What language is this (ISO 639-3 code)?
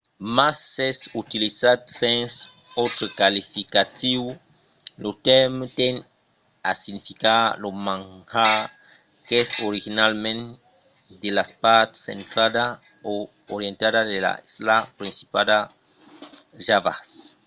oci